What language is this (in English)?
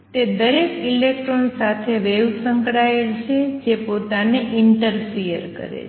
Gujarati